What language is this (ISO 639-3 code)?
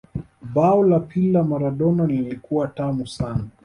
swa